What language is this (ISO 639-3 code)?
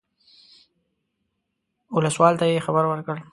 pus